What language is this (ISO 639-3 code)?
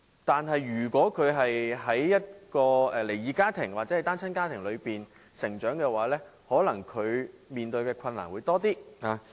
yue